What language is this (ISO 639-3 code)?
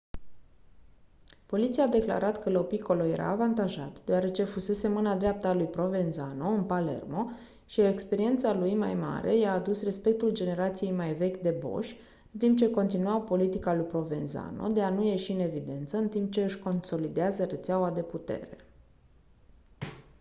ron